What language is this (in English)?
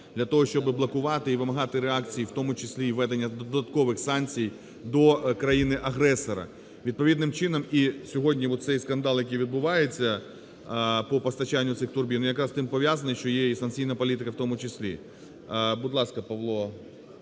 Ukrainian